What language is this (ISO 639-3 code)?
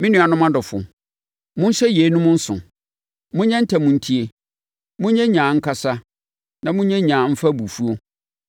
aka